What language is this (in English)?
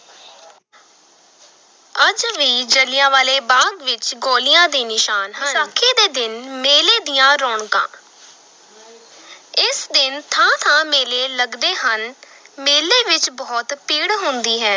Punjabi